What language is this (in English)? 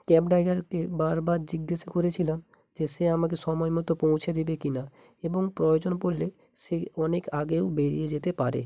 Bangla